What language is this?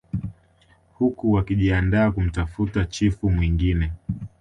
Swahili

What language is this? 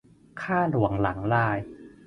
Thai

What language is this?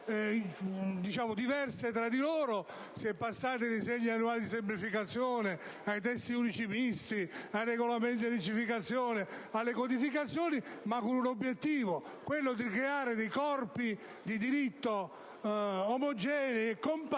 Italian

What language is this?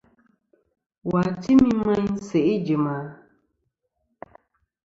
Kom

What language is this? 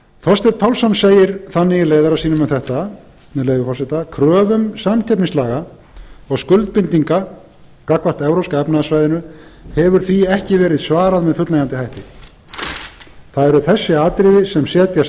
Icelandic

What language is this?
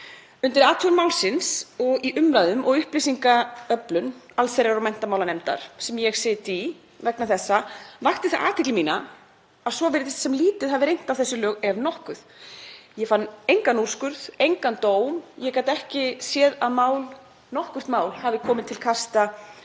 Icelandic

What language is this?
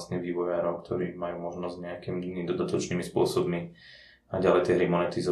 Slovak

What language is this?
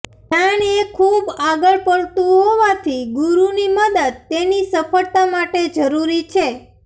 Gujarati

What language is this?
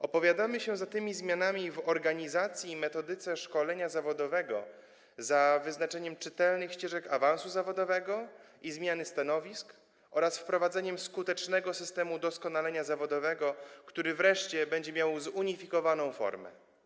Polish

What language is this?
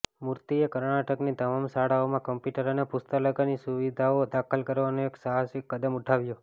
Gujarati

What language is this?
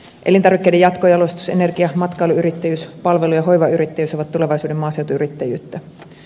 Finnish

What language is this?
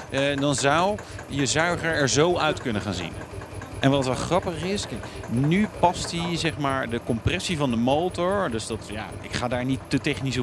Dutch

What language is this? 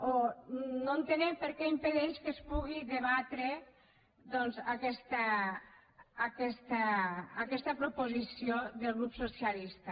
Catalan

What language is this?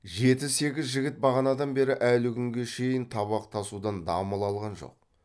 Kazakh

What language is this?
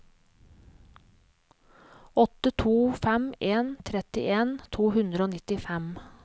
Norwegian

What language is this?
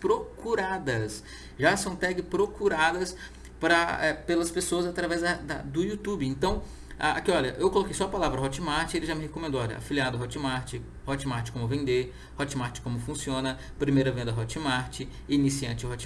Portuguese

